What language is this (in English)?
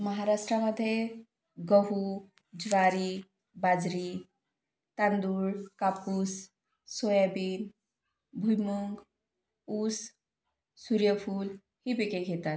Marathi